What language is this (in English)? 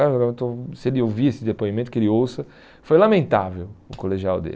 Portuguese